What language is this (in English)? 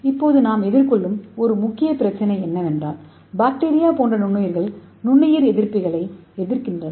Tamil